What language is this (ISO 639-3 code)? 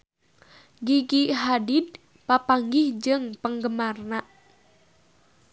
sun